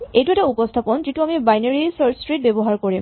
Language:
Assamese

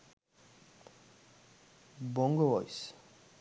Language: Sinhala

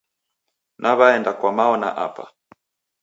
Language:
Taita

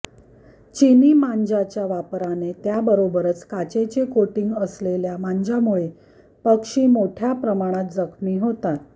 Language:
Marathi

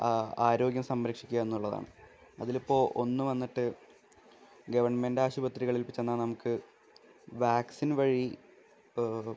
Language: Malayalam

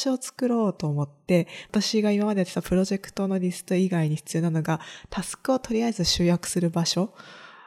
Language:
Japanese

